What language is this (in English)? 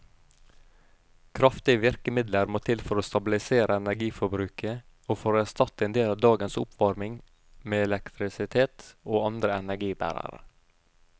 Norwegian